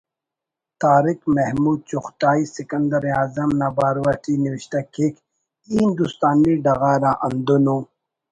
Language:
Brahui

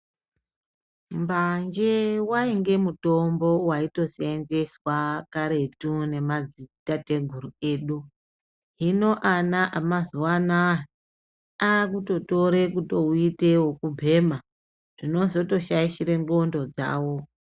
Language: Ndau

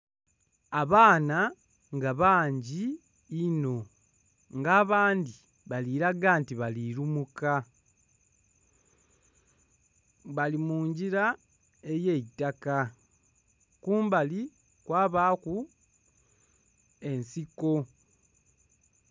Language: Soga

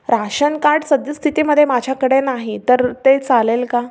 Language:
Marathi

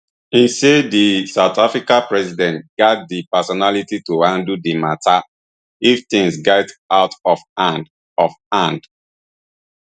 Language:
Nigerian Pidgin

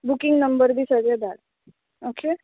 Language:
Konkani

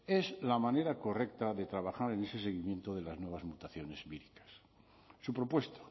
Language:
Spanish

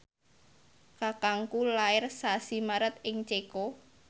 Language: Javanese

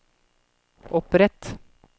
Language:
Norwegian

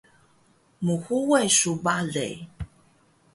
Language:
Taroko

